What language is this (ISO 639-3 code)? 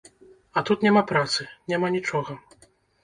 bel